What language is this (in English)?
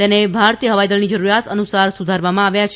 Gujarati